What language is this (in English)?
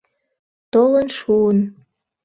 Mari